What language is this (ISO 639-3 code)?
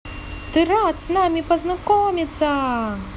rus